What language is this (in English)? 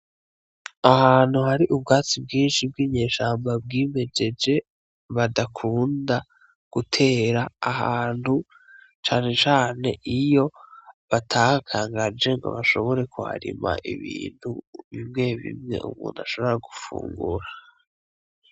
Rundi